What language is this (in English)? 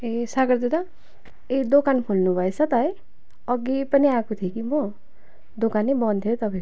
Nepali